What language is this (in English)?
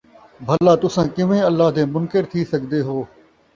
Saraiki